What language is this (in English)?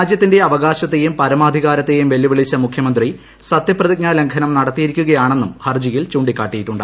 Malayalam